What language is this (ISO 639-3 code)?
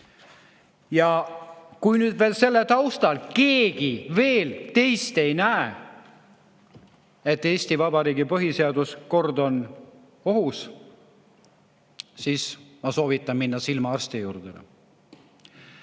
est